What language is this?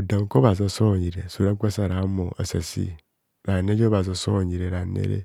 Kohumono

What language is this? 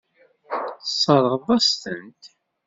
Kabyle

